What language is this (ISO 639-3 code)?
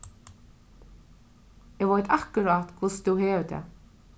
fao